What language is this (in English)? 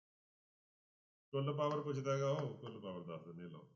Punjabi